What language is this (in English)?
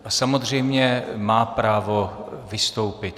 Czech